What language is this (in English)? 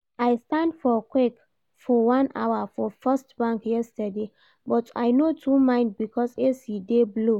Nigerian Pidgin